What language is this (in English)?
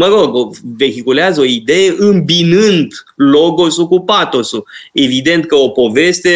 Romanian